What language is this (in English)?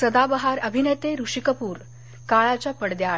Marathi